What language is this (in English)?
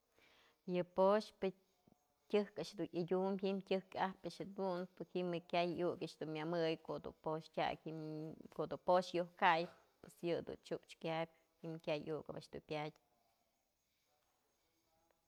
Mazatlán Mixe